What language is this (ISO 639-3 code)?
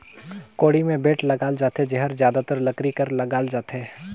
hne